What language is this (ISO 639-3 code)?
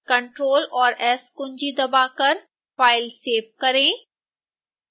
hin